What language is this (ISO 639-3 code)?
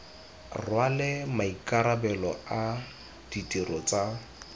tsn